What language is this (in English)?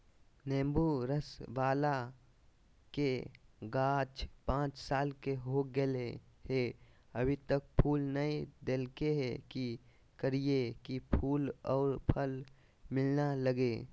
Magahi